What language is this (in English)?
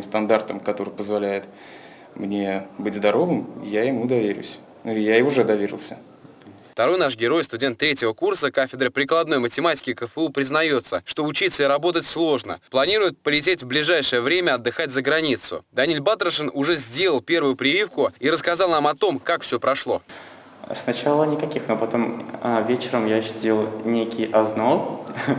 Russian